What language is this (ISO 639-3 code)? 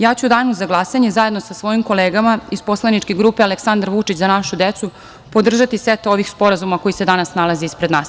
srp